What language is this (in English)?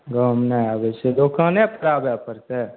Maithili